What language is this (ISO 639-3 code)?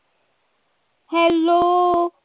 pan